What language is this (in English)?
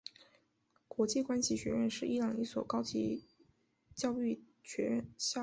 Chinese